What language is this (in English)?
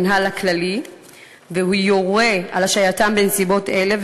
Hebrew